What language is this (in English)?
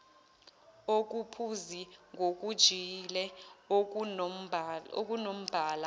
Zulu